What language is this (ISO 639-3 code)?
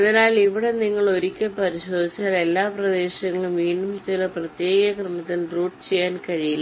mal